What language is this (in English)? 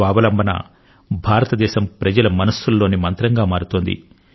Telugu